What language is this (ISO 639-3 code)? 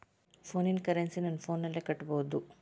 kan